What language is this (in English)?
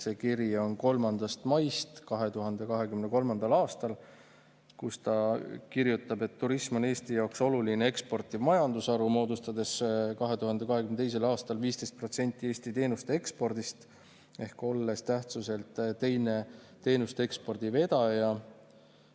Estonian